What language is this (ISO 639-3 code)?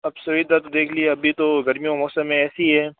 hin